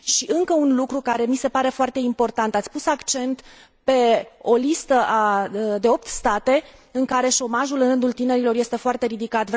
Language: Romanian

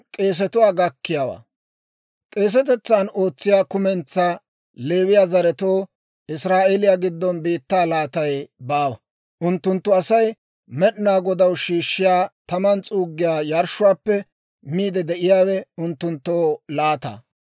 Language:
Dawro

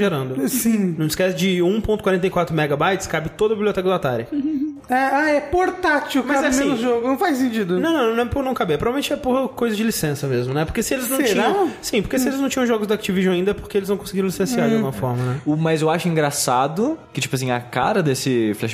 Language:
Portuguese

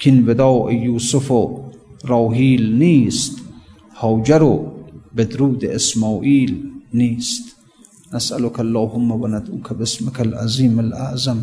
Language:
Persian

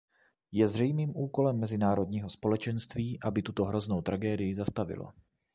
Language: Czech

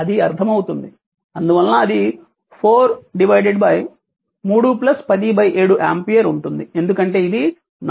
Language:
Telugu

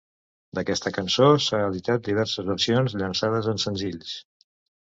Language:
Catalan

